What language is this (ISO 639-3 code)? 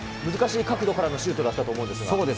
jpn